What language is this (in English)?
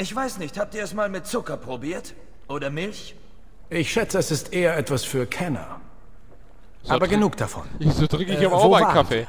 German